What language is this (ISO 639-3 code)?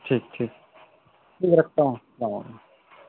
urd